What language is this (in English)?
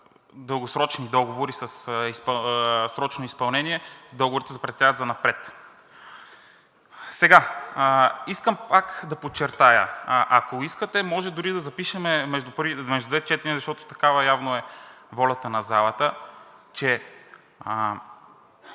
Bulgarian